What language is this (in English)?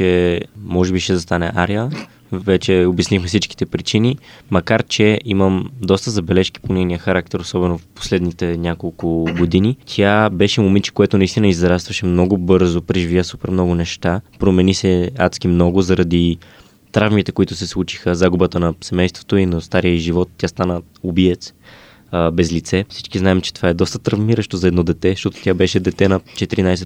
Bulgarian